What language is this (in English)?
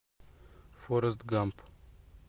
Russian